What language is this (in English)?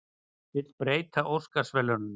Icelandic